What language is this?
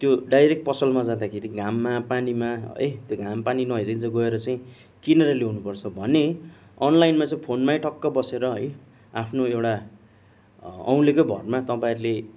Nepali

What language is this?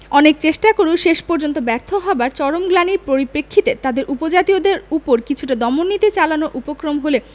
Bangla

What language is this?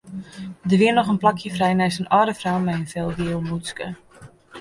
Western Frisian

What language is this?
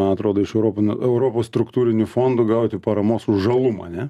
Lithuanian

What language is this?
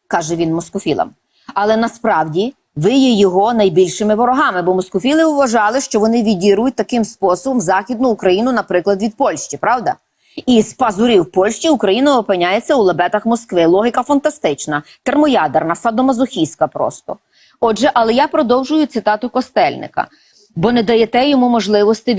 Ukrainian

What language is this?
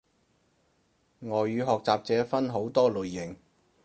Cantonese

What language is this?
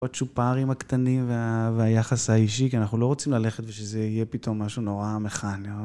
Hebrew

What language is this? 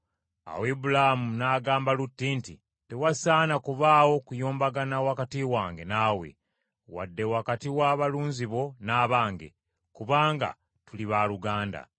Ganda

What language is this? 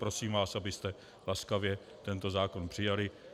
Czech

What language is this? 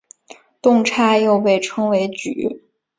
Chinese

